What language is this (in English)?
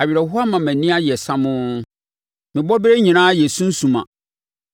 Akan